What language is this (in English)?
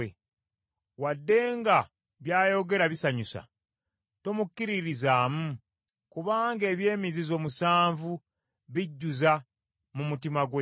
Ganda